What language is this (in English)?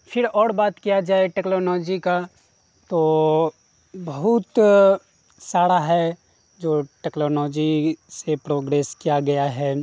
Urdu